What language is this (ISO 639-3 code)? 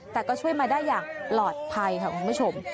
tha